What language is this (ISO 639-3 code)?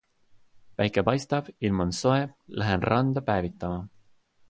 est